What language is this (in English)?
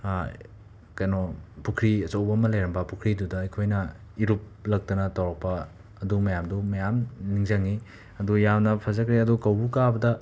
Manipuri